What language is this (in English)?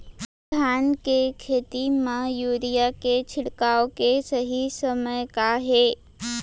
Chhattisgarhi